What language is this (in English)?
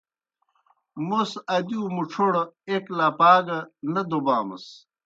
Kohistani Shina